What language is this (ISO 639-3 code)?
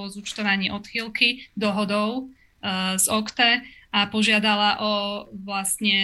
slk